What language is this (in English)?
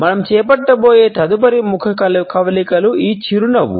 Telugu